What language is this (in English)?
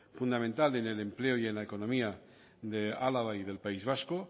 Spanish